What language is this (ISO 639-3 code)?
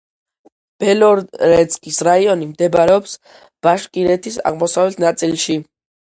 kat